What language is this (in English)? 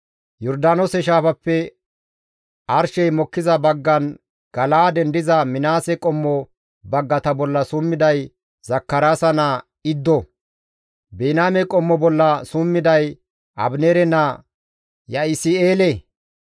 Gamo